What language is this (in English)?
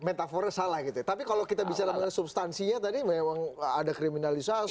Indonesian